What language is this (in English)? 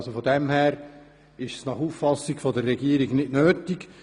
Swiss German